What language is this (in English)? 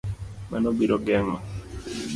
Luo (Kenya and Tanzania)